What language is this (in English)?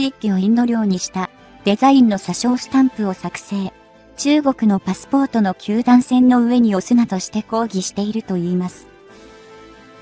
Japanese